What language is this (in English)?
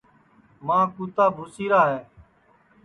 Sansi